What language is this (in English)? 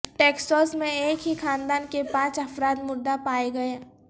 Urdu